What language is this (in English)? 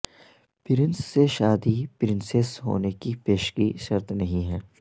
Urdu